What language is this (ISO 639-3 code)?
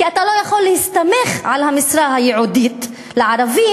heb